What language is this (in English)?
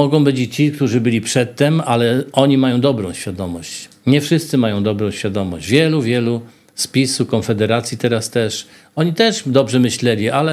Polish